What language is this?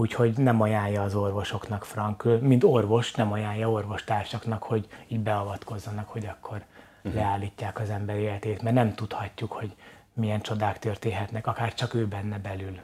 Hungarian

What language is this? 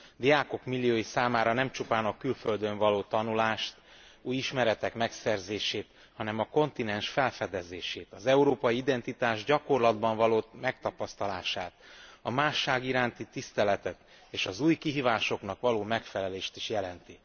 Hungarian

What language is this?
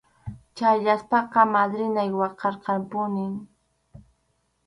Arequipa-La Unión Quechua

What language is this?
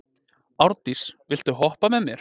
Icelandic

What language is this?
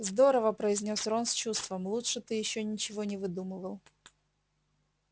Russian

